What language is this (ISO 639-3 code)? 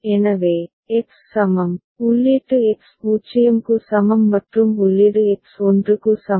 tam